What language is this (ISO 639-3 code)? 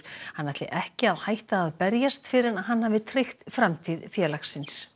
isl